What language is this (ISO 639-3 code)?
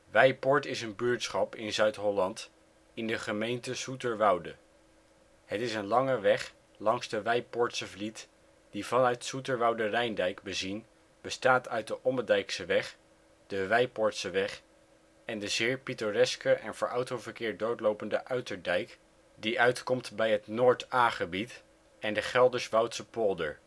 nld